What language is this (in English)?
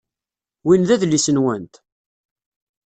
Kabyle